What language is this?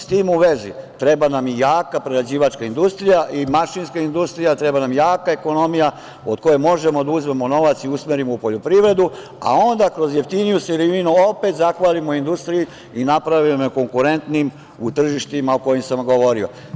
Serbian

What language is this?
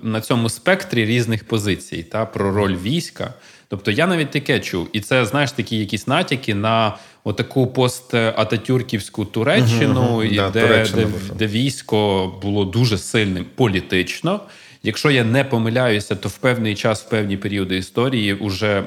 Ukrainian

